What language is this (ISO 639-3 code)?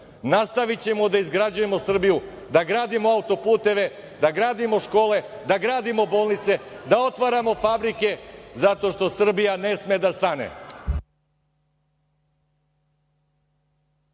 srp